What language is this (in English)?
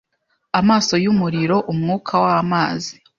Kinyarwanda